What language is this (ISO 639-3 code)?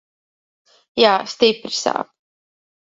lav